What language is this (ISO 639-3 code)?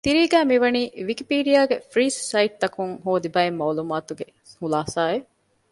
div